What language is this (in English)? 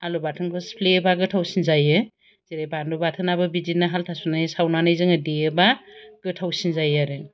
Bodo